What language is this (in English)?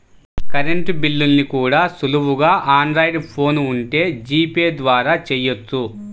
Telugu